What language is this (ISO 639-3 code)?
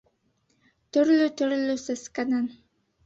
bak